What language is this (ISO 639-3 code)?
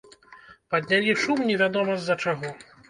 bel